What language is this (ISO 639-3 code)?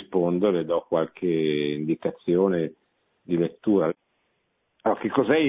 ita